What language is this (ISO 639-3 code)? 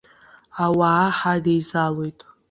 abk